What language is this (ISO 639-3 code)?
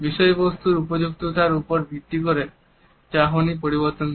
ben